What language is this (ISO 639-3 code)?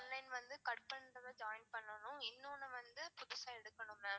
tam